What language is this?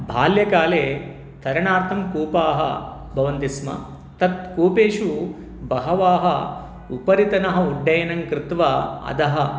Sanskrit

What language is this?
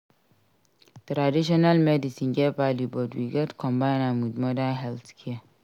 Nigerian Pidgin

